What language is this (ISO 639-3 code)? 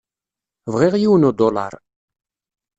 kab